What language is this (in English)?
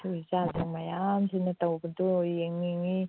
Manipuri